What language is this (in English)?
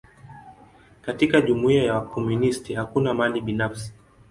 Swahili